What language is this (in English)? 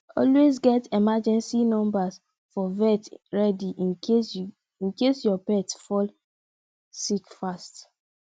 Nigerian Pidgin